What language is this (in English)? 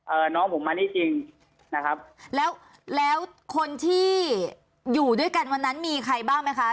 Thai